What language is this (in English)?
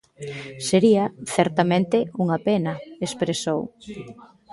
Galician